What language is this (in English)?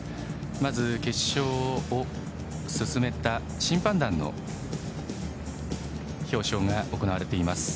Japanese